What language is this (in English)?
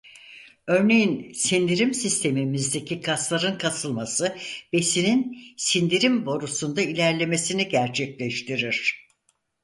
Turkish